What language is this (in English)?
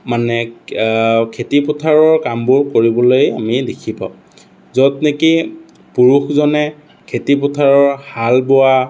Assamese